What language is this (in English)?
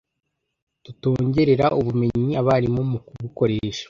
Kinyarwanda